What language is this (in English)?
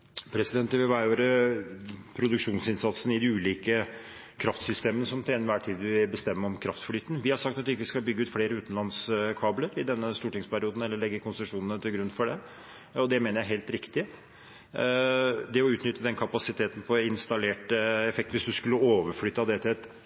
Norwegian